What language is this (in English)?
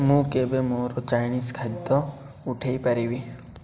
Odia